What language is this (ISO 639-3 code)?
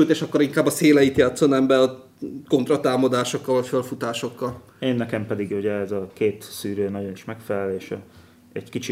hun